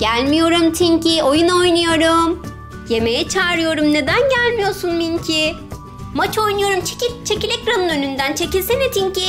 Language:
Turkish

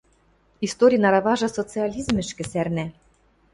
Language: Western Mari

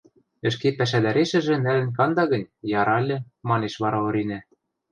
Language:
Western Mari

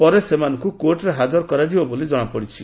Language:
Odia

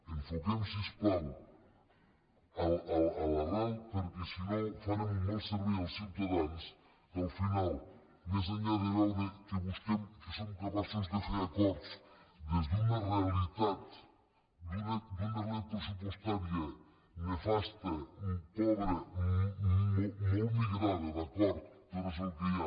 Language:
Catalan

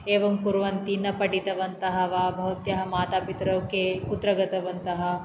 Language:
Sanskrit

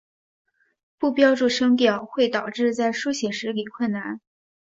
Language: Chinese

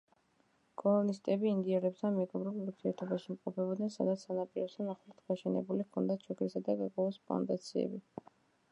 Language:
Georgian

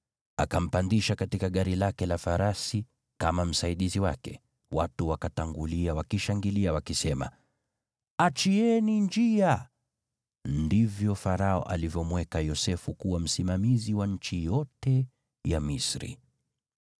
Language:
Swahili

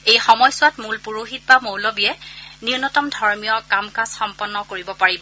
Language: Assamese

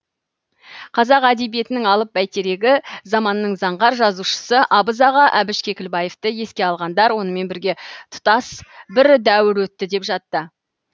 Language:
Kazakh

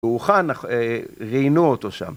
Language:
Hebrew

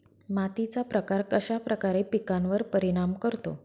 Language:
Marathi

